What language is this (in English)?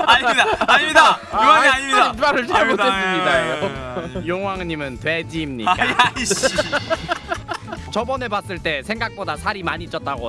Korean